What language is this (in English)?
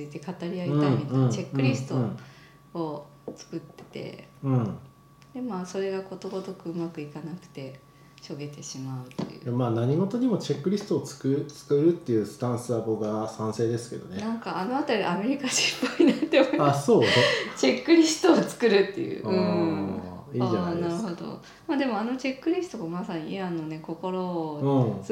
Japanese